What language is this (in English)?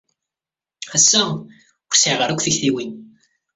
Kabyle